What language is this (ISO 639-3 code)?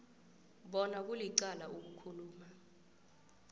nbl